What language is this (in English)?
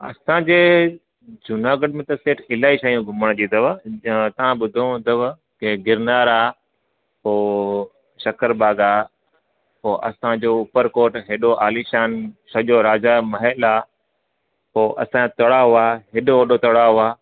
Sindhi